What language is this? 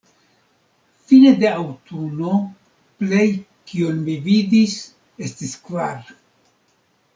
Esperanto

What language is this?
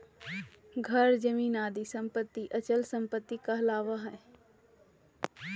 Magahi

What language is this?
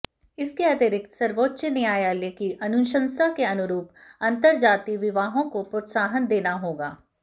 Hindi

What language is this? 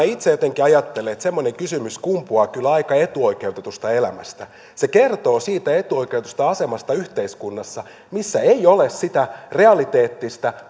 Finnish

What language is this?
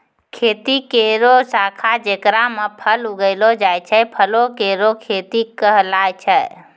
Maithili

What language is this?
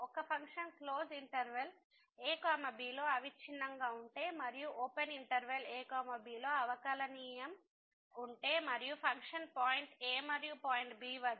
Telugu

